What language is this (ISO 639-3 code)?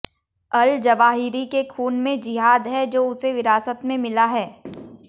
hin